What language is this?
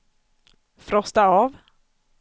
Swedish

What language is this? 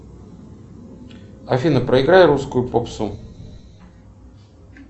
Russian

